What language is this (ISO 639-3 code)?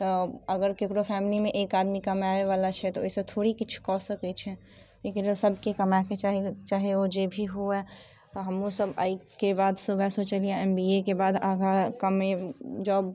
mai